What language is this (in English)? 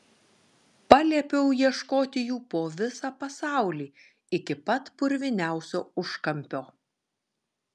Lithuanian